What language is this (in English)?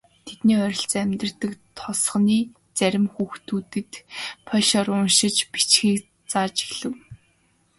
Mongolian